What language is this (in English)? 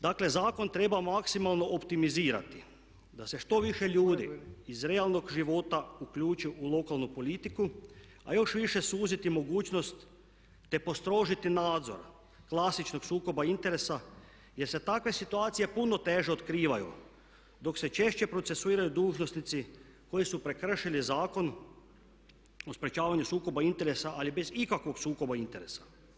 Croatian